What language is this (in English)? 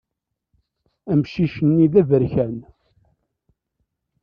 Kabyle